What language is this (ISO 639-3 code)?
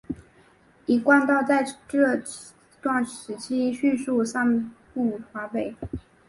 zho